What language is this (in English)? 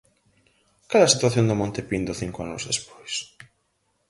Galician